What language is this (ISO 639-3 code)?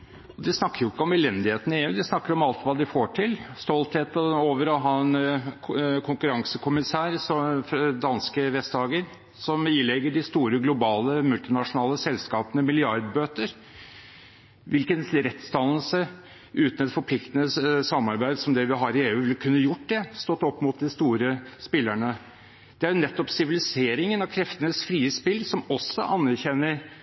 nob